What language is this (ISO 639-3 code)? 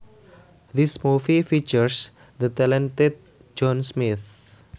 jav